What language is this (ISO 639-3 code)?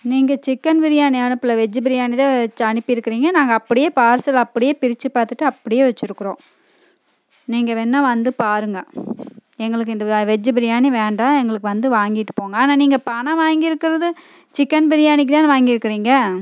tam